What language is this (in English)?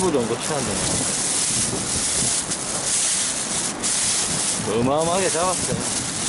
Korean